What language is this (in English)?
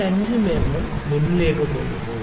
Malayalam